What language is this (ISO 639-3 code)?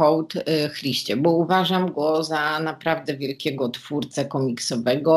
pol